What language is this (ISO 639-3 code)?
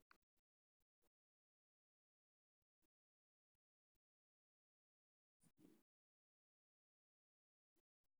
som